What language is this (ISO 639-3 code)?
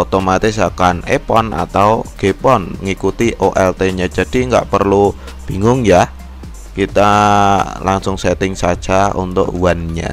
ind